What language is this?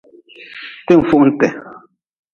Nawdm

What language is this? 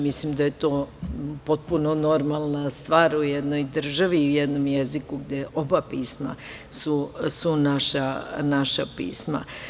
Serbian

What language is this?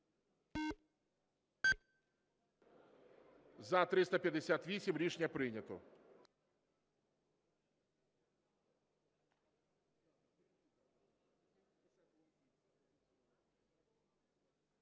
Ukrainian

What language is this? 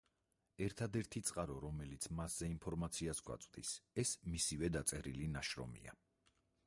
Georgian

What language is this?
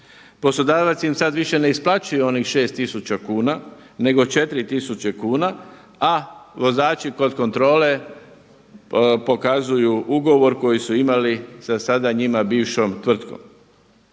Croatian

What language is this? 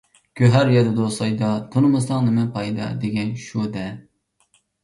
Uyghur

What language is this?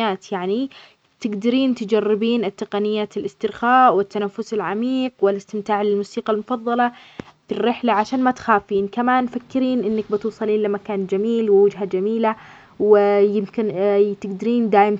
Omani Arabic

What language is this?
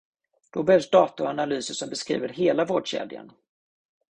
Swedish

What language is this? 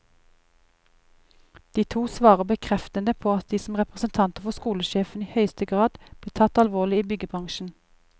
Norwegian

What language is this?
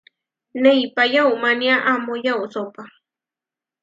Huarijio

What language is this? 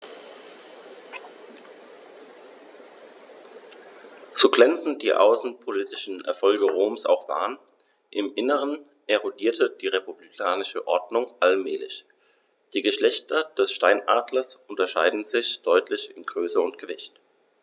German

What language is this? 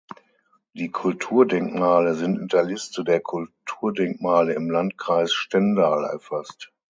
German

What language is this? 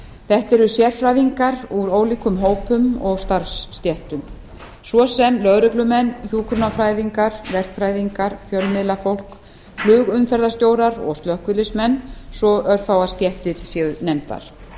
Icelandic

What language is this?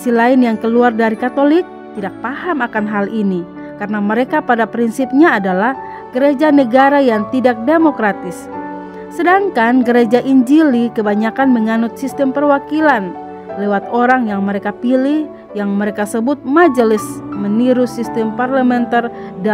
Indonesian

